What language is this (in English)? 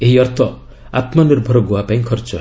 Odia